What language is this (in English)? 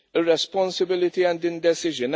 English